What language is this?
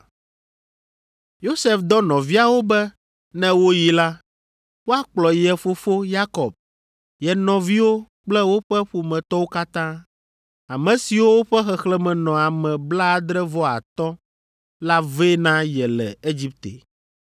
Ewe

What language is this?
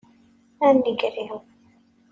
Kabyle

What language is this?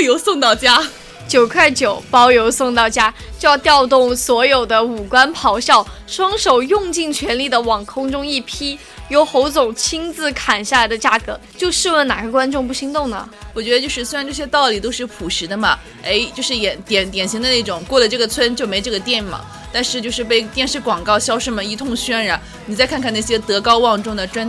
Chinese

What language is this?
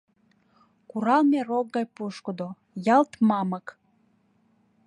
Mari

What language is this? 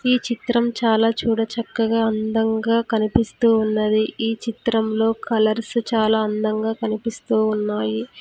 Telugu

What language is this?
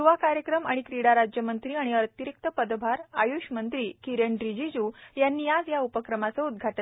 Marathi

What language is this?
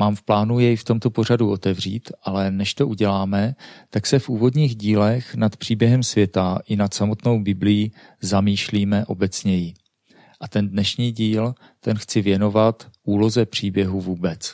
Czech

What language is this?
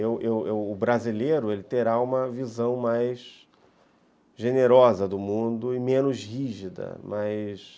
Portuguese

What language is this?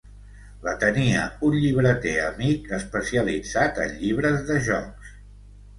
Catalan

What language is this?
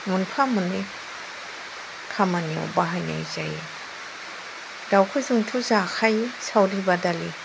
Bodo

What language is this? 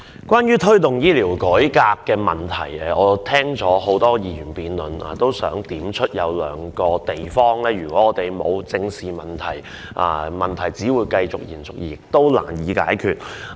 Cantonese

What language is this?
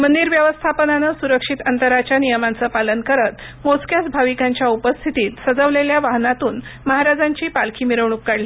Marathi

